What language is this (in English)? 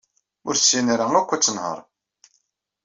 Kabyle